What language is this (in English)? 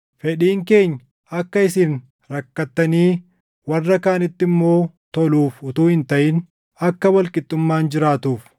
Oromo